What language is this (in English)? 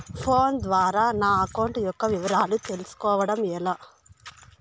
Telugu